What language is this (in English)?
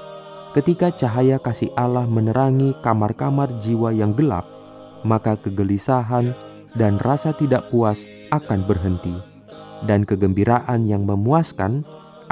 Indonesian